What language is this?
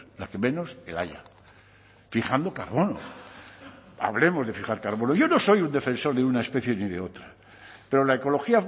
Spanish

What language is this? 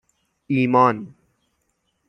Persian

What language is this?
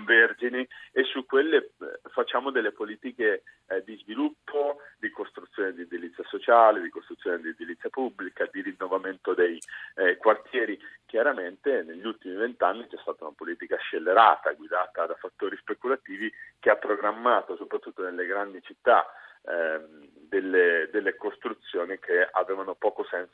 Italian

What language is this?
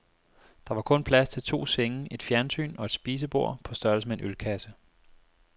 Danish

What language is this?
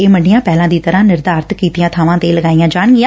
Punjabi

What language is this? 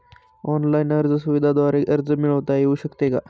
Marathi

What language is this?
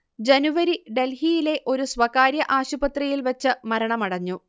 Malayalam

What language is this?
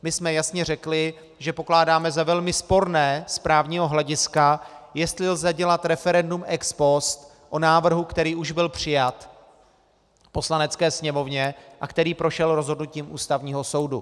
Czech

